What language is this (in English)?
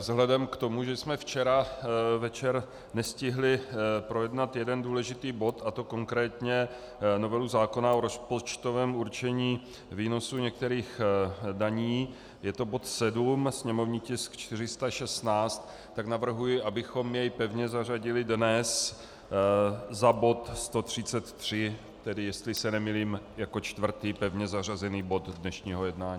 Czech